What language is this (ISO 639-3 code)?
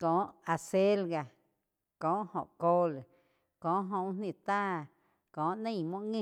chq